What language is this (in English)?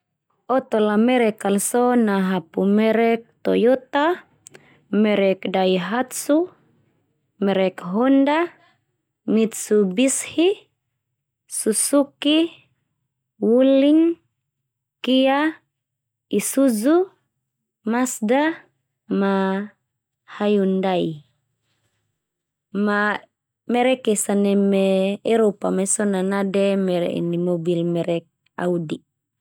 Termanu